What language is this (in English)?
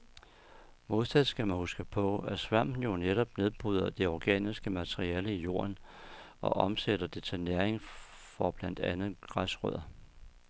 Danish